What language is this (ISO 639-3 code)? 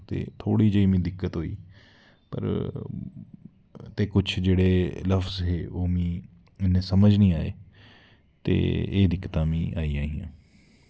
doi